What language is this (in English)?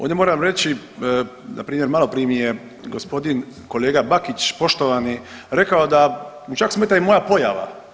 Croatian